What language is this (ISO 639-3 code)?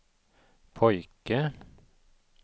swe